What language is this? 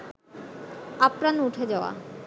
Bangla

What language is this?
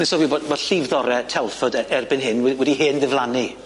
Welsh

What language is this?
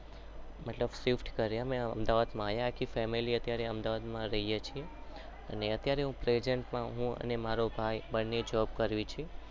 Gujarati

